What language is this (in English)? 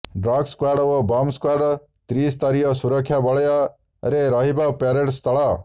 Odia